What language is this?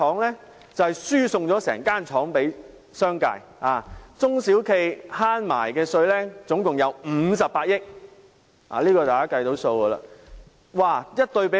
Cantonese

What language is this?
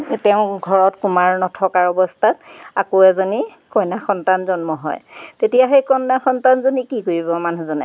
Assamese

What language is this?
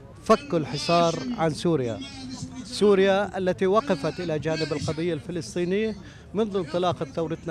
Arabic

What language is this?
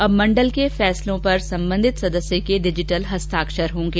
Hindi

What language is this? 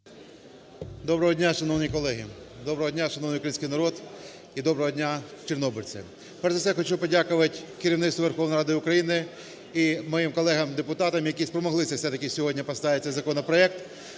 Ukrainian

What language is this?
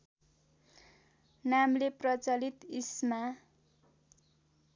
Nepali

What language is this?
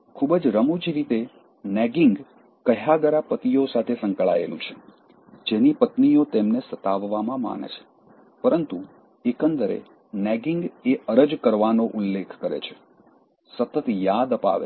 Gujarati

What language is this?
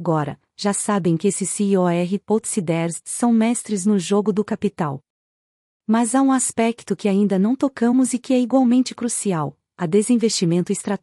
Portuguese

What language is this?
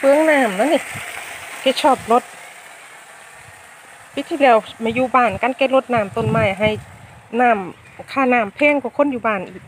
Thai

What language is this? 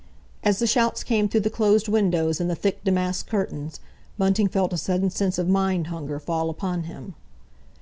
English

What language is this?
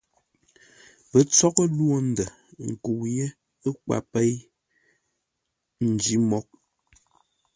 Ngombale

